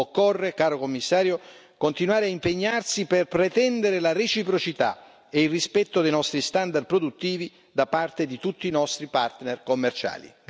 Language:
Italian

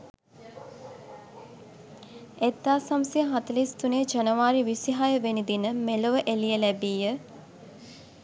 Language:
Sinhala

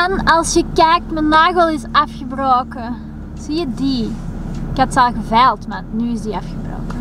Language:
Dutch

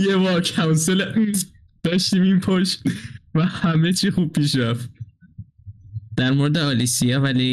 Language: Persian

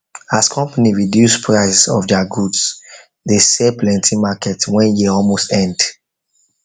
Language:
Nigerian Pidgin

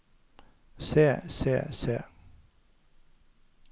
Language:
Norwegian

